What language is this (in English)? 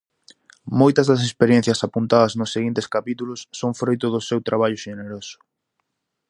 Galician